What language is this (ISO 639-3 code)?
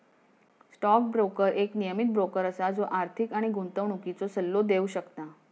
mar